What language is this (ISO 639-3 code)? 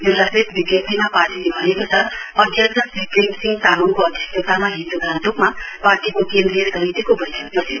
nep